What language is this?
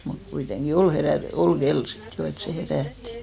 Finnish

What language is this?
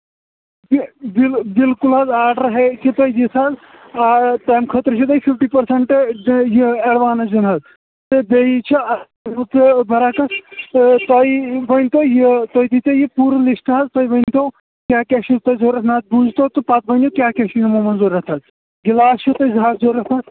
Kashmiri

